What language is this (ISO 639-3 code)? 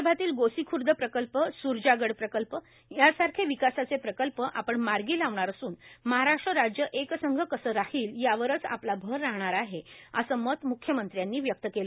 mar